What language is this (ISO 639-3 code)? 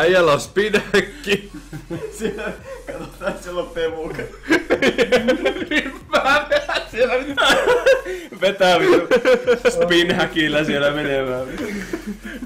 fin